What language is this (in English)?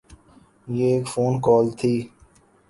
Urdu